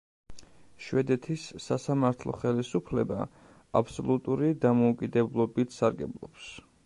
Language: Georgian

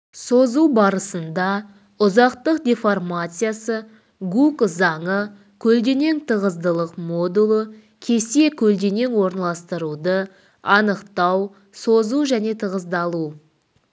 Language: Kazakh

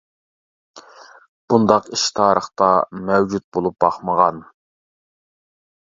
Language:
Uyghur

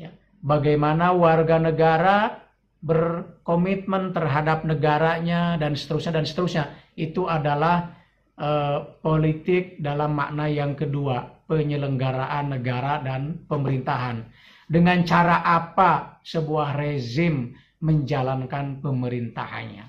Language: Indonesian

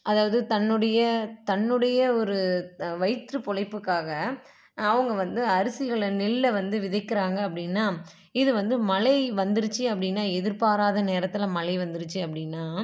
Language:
Tamil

